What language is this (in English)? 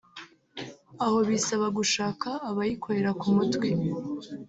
Kinyarwanda